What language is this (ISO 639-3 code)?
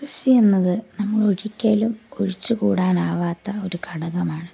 mal